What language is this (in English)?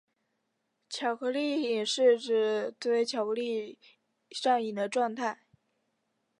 Chinese